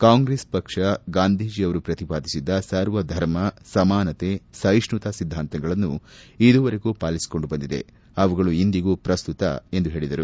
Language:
Kannada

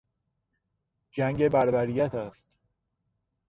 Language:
Persian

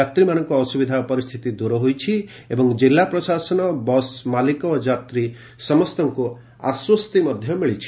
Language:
Odia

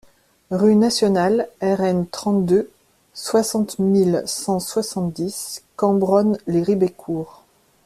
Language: French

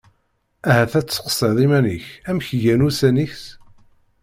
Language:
Kabyle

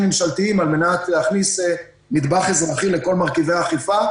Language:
Hebrew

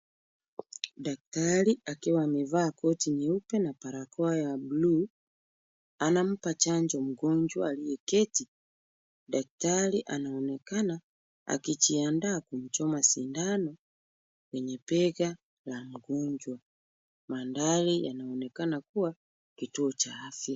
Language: Swahili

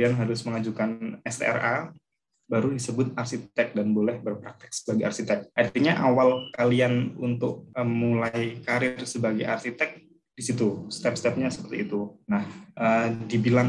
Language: Indonesian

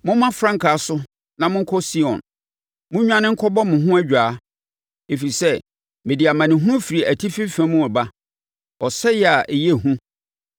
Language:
Akan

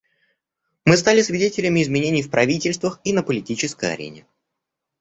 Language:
Russian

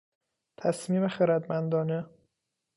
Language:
Persian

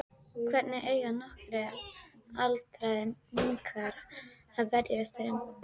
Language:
Icelandic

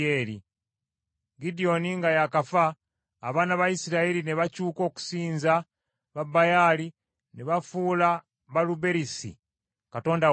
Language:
Ganda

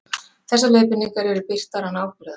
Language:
Icelandic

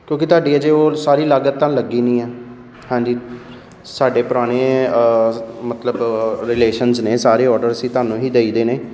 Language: Punjabi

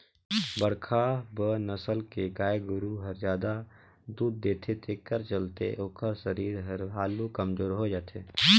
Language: Chhattisgarhi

